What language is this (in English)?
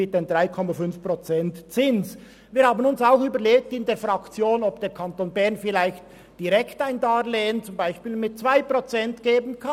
Swiss German